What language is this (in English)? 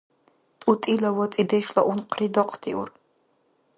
Dargwa